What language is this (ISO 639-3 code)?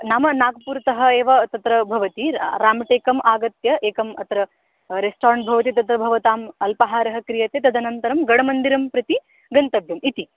san